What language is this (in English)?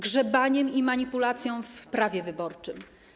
Polish